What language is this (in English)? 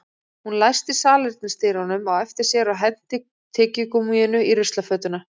Icelandic